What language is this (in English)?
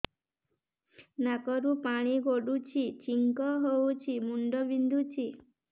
Odia